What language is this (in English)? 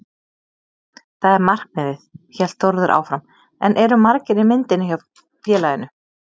Icelandic